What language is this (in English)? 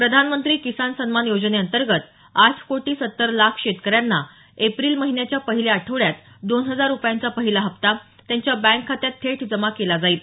Marathi